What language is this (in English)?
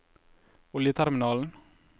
Norwegian